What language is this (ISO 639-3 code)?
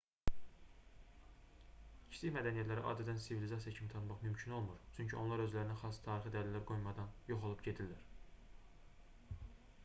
aze